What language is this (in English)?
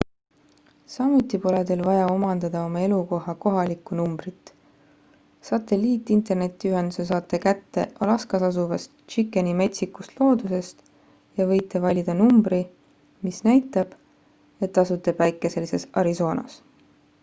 Estonian